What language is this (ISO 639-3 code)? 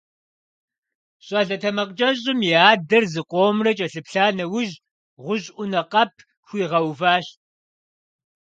kbd